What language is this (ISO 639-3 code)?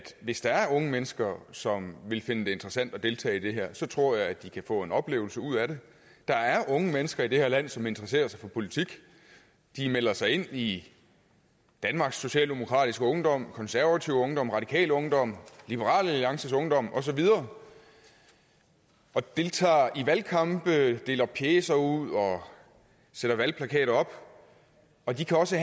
dan